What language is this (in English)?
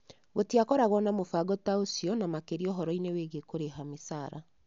Kikuyu